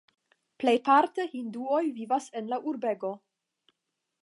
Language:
Esperanto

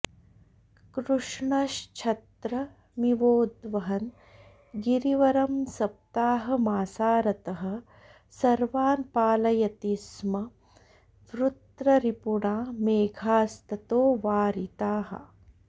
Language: Sanskrit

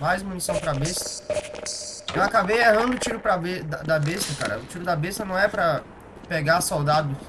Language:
Portuguese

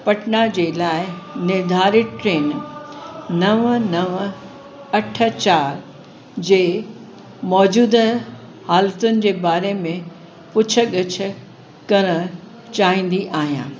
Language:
Sindhi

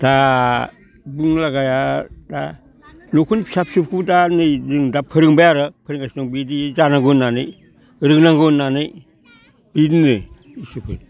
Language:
Bodo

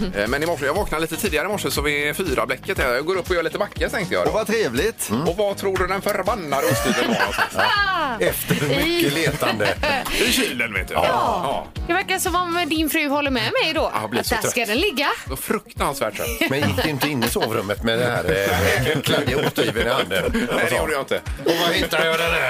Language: Swedish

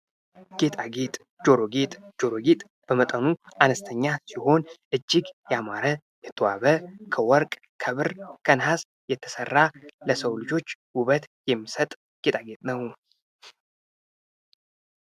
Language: Amharic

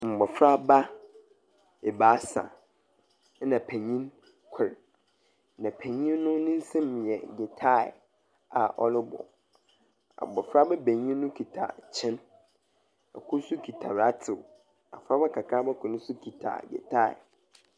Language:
Akan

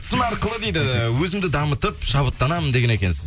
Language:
Kazakh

